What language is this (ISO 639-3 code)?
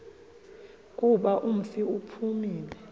xho